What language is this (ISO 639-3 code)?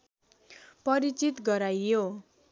nep